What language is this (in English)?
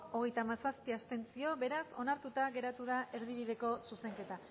Basque